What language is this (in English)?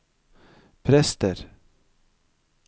Norwegian